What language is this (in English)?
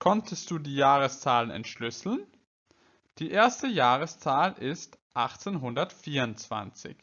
German